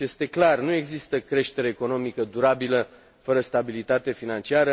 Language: Romanian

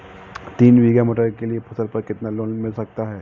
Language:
Hindi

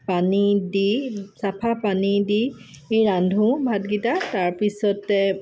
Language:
Assamese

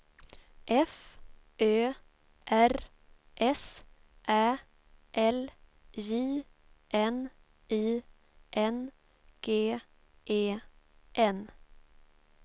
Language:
Swedish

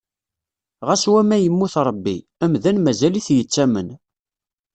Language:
Kabyle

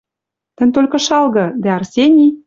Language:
Western Mari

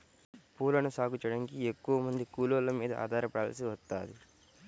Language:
Telugu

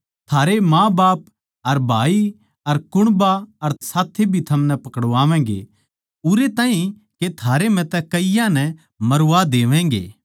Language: Haryanvi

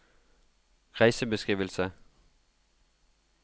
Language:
Norwegian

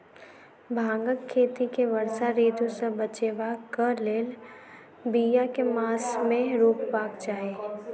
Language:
Maithili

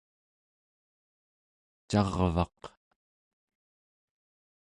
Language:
Central Yupik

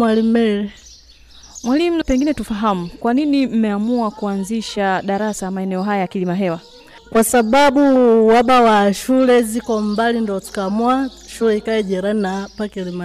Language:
Swahili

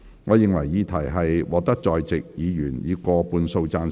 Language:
Cantonese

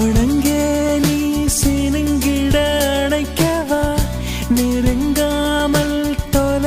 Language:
Arabic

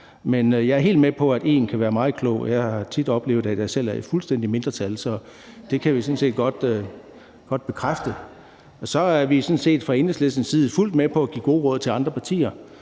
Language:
Danish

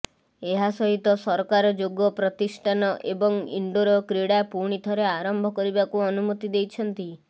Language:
Odia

